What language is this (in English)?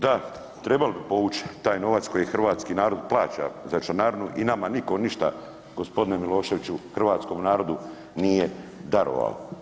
Croatian